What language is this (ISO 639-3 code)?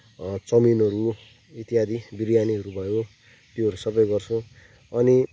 nep